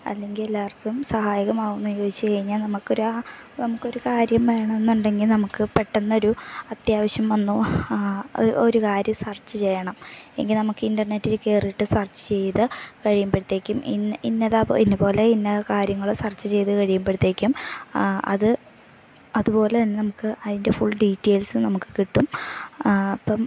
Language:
Malayalam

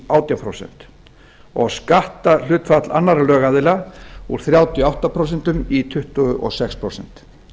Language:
Icelandic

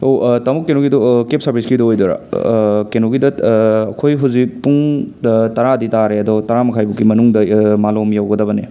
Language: Manipuri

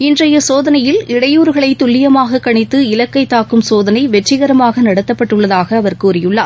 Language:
Tamil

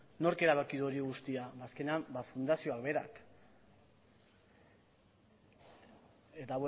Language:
Basque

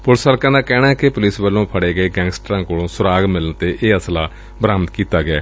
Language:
Punjabi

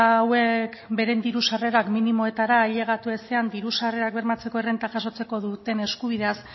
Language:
Basque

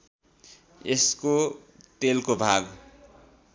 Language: Nepali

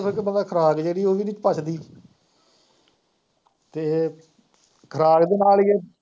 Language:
Punjabi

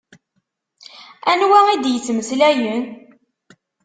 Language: Kabyle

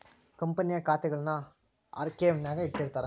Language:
Kannada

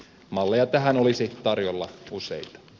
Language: Finnish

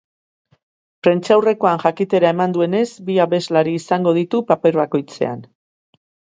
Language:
Basque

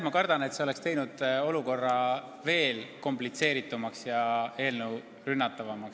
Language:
Estonian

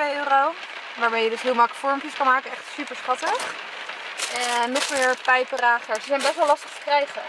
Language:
Dutch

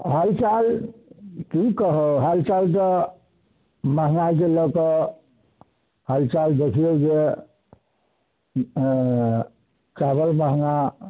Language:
Maithili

